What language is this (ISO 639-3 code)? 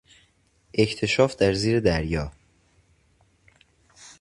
fas